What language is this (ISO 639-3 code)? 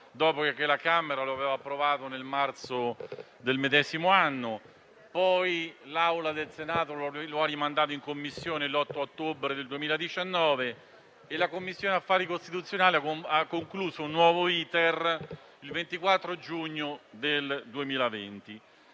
ita